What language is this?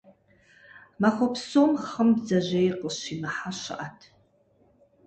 Kabardian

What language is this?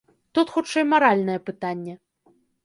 Belarusian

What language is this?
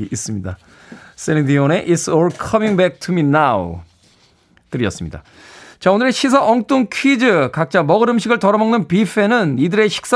Korean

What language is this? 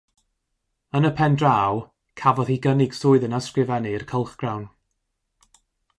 Welsh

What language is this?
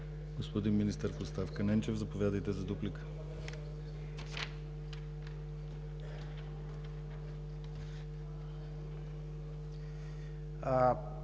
Bulgarian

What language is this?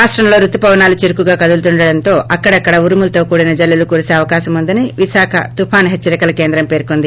Telugu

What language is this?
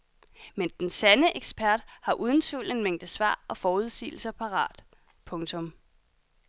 Danish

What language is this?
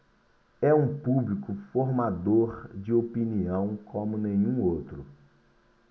Portuguese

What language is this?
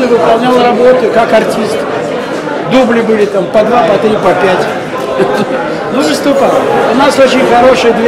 Russian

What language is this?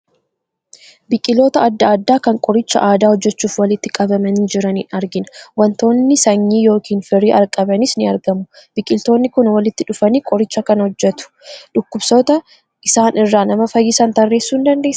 Oromo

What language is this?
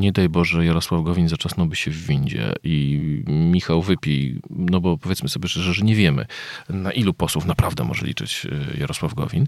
Polish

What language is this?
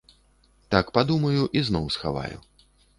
Belarusian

